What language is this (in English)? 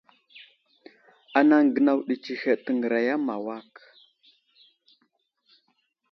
Wuzlam